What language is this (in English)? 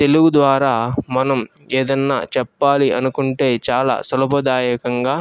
Telugu